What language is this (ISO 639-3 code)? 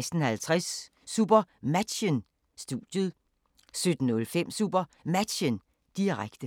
dan